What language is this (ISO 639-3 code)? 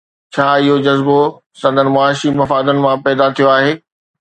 snd